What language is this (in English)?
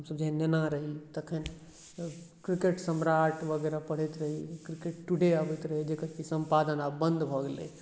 Maithili